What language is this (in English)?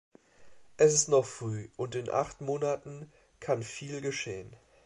German